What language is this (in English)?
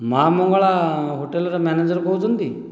Odia